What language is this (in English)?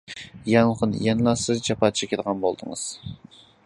Uyghur